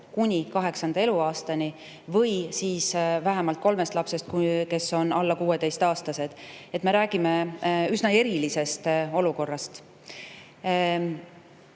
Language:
Estonian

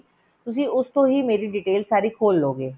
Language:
Punjabi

